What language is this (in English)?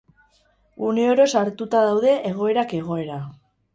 Basque